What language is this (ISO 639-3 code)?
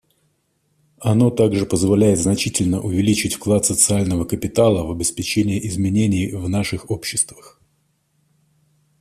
rus